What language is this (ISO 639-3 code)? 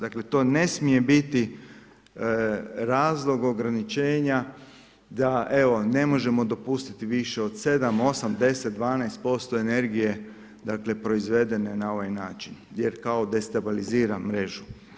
hrv